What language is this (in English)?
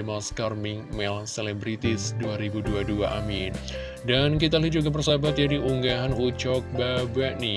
Indonesian